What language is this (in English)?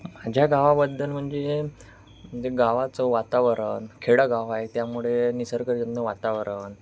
Marathi